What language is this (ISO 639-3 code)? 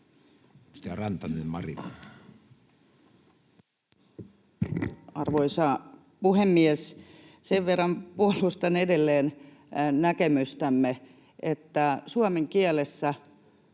fin